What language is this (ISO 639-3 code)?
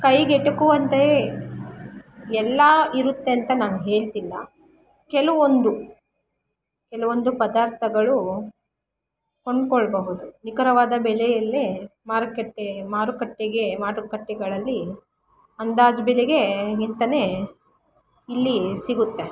kan